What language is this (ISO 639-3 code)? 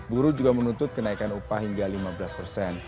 ind